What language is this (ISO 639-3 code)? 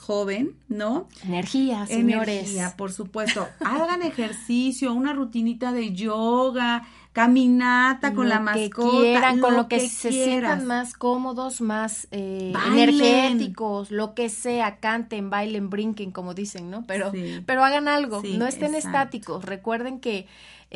spa